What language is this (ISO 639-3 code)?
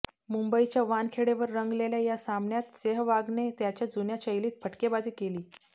mar